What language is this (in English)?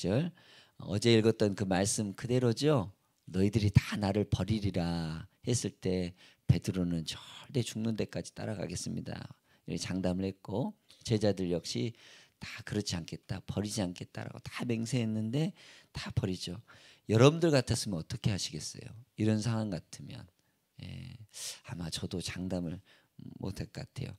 Korean